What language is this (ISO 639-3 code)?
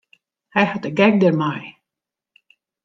fry